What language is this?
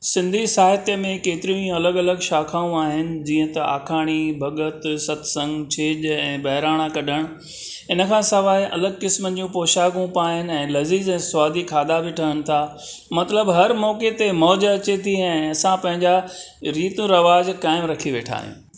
Sindhi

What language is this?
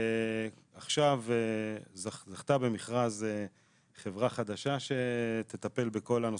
Hebrew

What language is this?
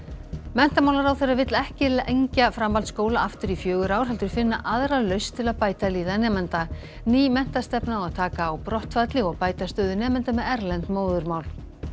Icelandic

